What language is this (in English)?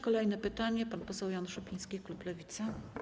Polish